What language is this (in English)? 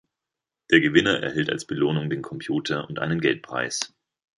German